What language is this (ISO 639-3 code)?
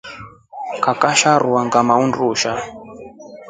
rof